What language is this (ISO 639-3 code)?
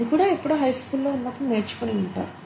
tel